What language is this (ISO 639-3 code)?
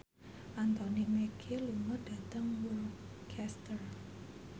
jav